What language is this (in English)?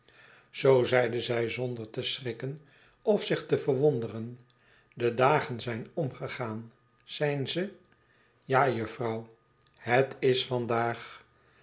Dutch